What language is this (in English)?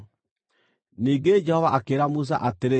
Kikuyu